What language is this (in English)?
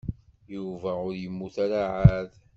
Kabyle